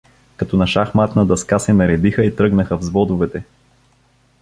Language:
Bulgarian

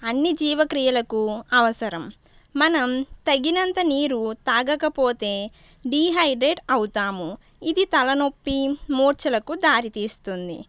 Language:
Telugu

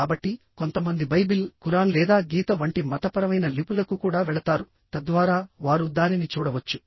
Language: Telugu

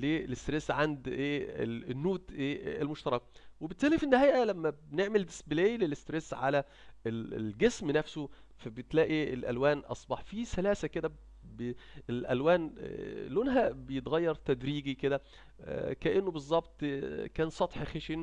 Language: Arabic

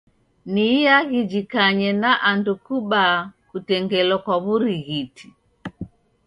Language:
Taita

